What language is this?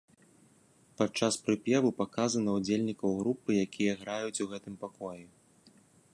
Belarusian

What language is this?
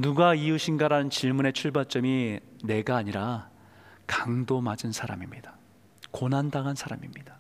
Korean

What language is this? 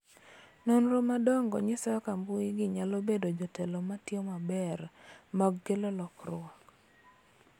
Luo (Kenya and Tanzania)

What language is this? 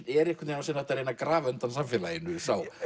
Icelandic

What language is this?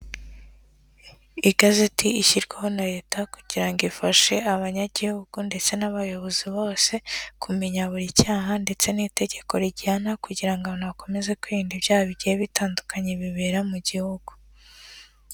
Kinyarwanda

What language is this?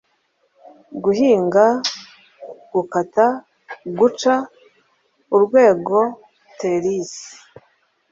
Kinyarwanda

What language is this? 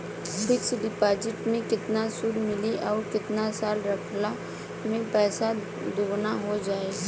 Bhojpuri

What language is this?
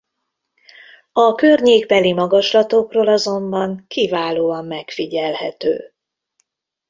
Hungarian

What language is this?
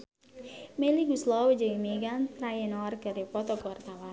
Sundanese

